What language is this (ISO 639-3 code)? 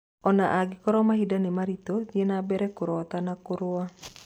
kik